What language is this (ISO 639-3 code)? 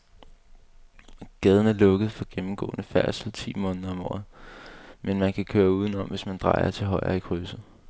dan